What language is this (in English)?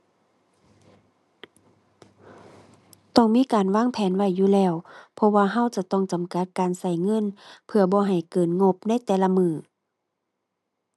Thai